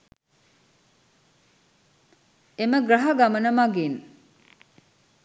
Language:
Sinhala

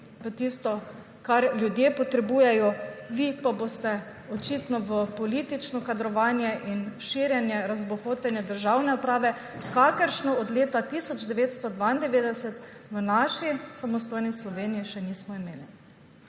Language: Slovenian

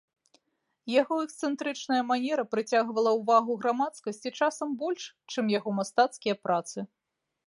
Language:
Belarusian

